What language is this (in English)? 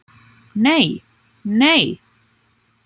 Icelandic